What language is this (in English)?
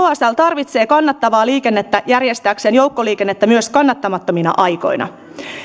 Finnish